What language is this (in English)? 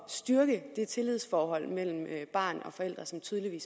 Danish